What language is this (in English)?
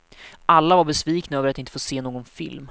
Swedish